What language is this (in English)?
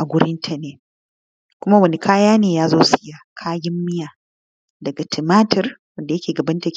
Hausa